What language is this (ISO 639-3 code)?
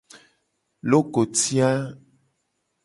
gej